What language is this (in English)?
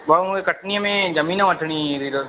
Sindhi